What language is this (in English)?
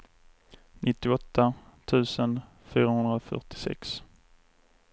Swedish